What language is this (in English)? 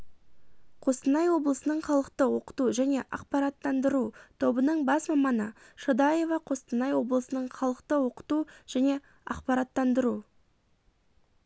Kazakh